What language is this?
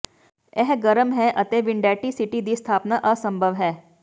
Punjabi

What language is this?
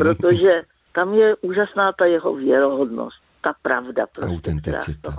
Czech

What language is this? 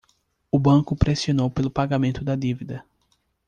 Portuguese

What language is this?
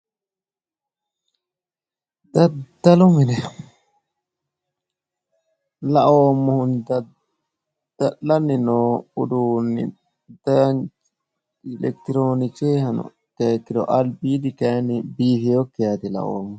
Sidamo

